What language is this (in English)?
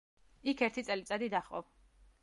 Georgian